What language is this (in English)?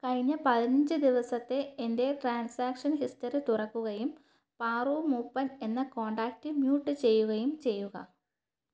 Malayalam